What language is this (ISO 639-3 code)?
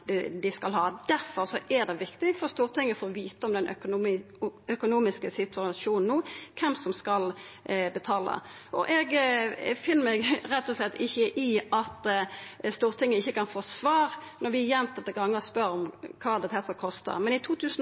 nno